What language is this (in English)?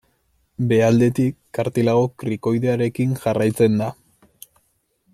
Basque